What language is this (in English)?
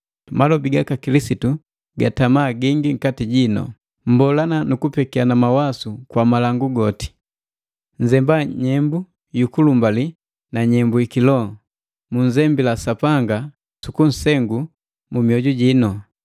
Matengo